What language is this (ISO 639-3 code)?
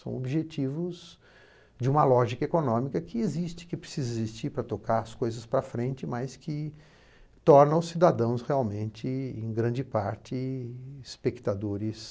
por